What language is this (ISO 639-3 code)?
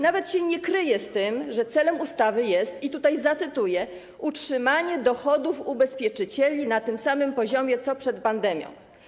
pol